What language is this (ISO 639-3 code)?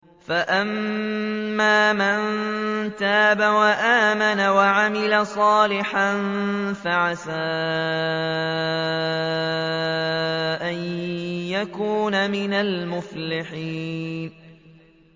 ara